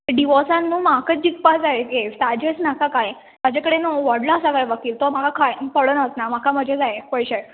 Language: Konkani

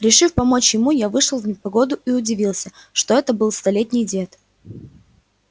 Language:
Russian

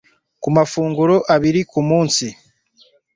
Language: Kinyarwanda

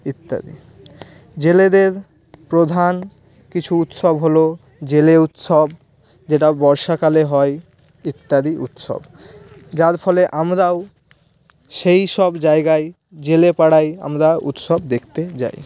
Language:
Bangla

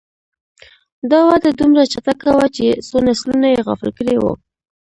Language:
Pashto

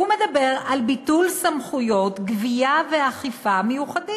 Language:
Hebrew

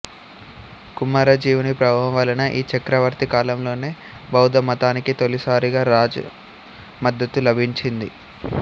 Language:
Telugu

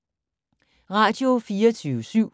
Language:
Danish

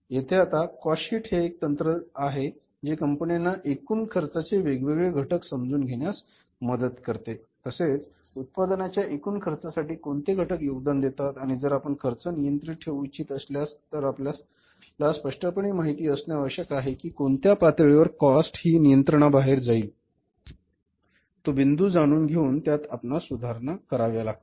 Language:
Marathi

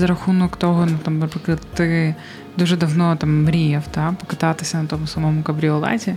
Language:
Ukrainian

